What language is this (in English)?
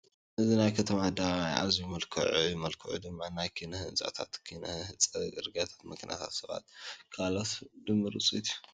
Tigrinya